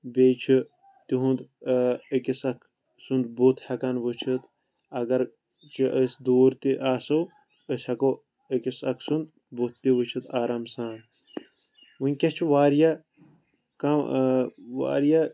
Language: Kashmiri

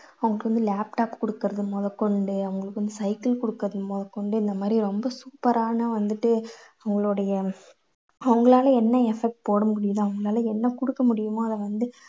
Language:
Tamil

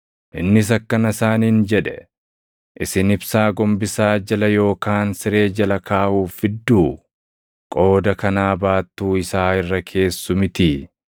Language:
Oromo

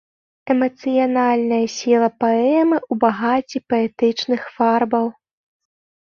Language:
Belarusian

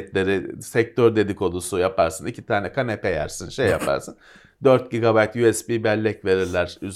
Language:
Turkish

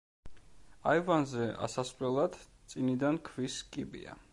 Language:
Georgian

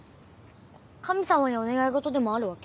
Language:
Japanese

